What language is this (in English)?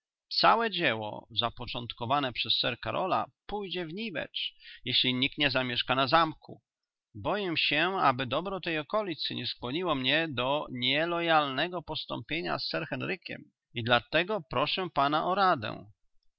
Polish